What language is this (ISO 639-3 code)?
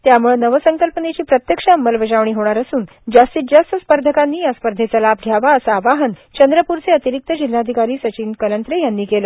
mar